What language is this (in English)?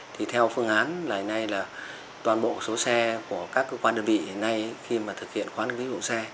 Vietnamese